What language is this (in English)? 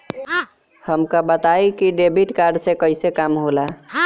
Bhojpuri